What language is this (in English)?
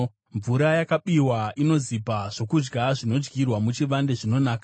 Shona